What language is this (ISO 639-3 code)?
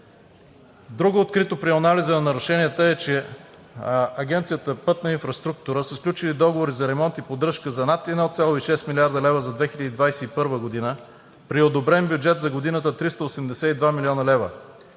bul